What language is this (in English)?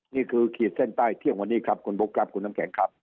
Thai